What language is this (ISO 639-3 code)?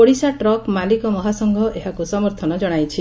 ori